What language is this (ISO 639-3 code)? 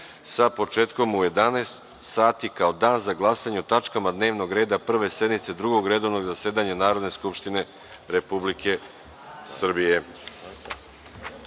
srp